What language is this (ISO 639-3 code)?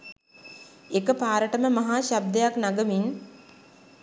sin